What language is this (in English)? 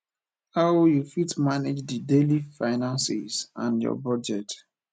Nigerian Pidgin